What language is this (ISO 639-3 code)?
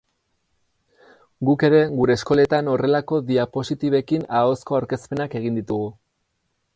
eus